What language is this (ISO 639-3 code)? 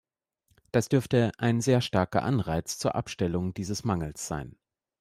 deu